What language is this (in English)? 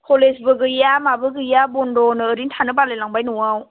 Bodo